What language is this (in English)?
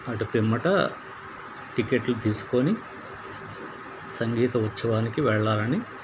Telugu